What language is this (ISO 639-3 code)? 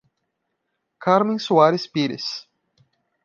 por